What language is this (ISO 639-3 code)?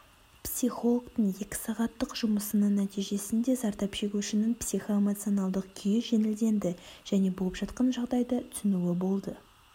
kaz